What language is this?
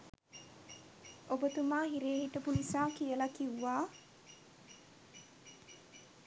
Sinhala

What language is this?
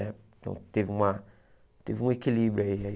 Portuguese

